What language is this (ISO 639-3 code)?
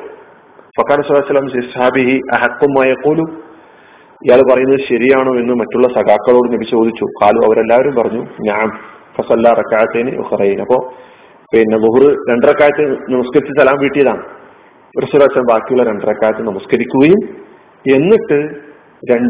mal